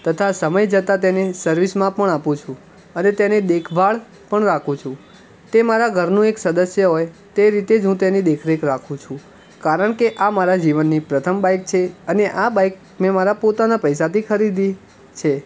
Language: Gujarati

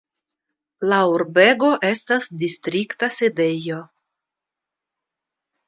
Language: Esperanto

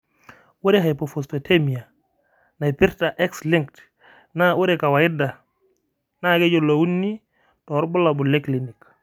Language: Masai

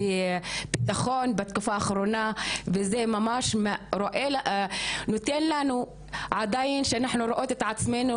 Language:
Hebrew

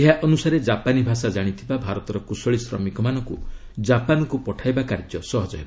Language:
Odia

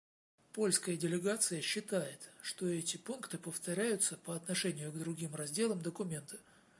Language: Russian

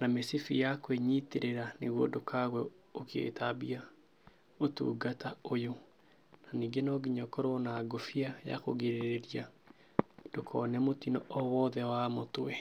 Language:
Kikuyu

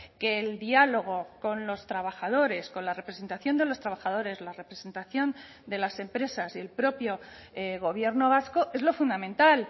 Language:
Spanish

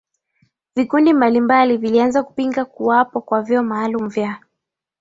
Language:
Swahili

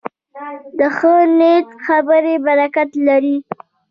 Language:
Pashto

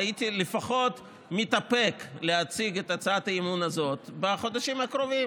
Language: Hebrew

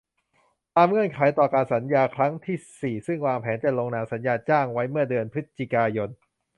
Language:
Thai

